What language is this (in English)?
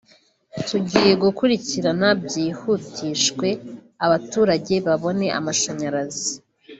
Kinyarwanda